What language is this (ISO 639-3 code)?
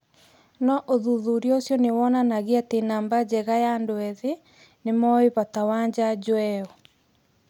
kik